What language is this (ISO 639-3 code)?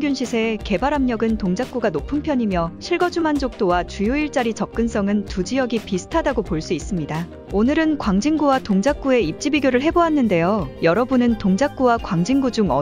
kor